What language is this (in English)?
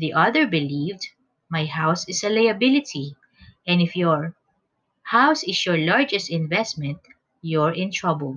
English